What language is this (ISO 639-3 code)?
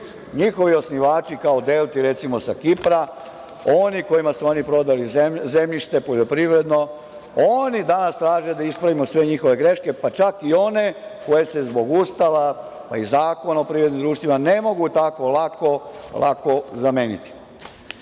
srp